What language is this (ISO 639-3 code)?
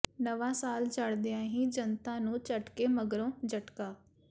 pan